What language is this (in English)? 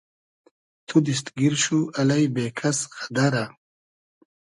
Hazaragi